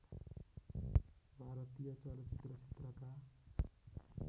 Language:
Nepali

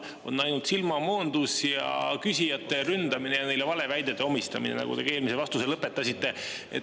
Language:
Estonian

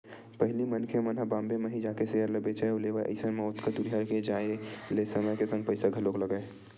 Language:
Chhattisgarhi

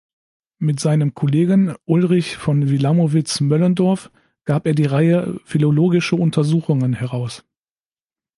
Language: German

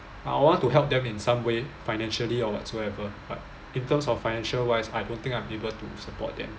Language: English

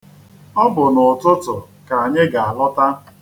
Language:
Igbo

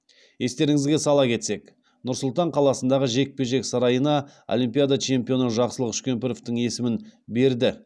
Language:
Kazakh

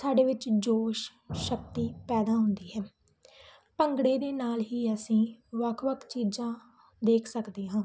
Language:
Punjabi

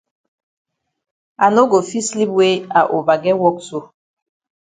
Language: Cameroon Pidgin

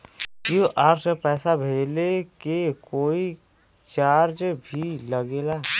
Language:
Bhojpuri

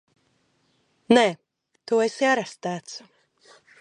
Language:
Latvian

